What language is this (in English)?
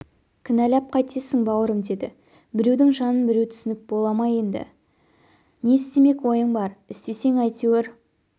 Kazakh